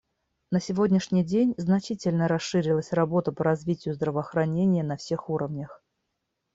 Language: Russian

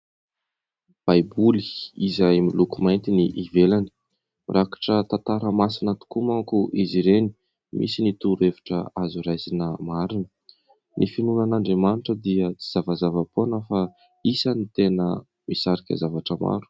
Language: Malagasy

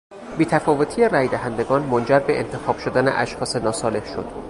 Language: Persian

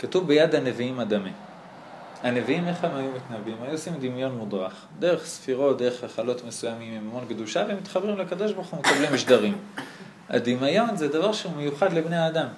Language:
Hebrew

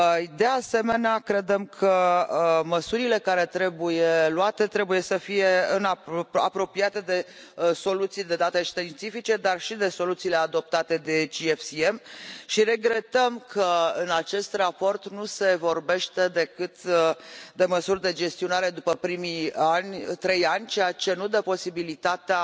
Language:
Romanian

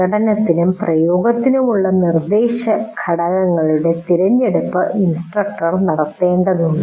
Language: Malayalam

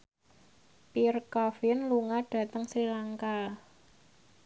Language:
Javanese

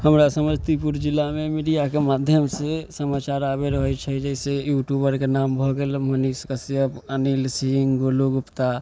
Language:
Maithili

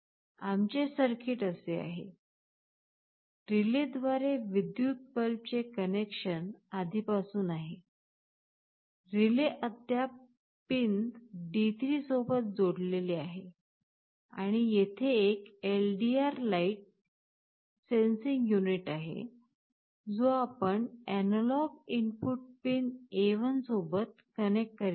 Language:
Marathi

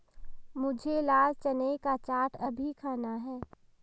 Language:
Hindi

